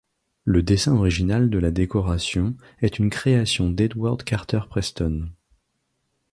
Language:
French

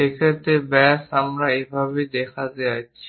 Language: Bangla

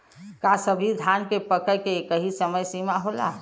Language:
Bhojpuri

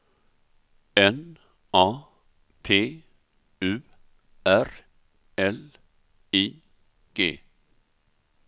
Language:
Swedish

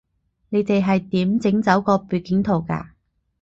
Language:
Cantonese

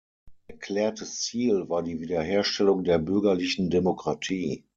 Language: German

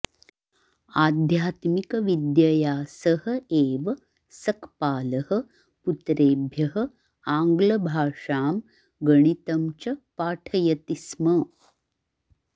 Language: Sanskrit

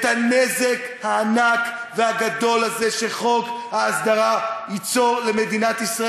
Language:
Hebrew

